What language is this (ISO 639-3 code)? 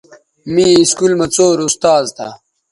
btv